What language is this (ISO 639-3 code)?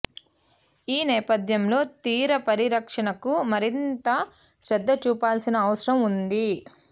tel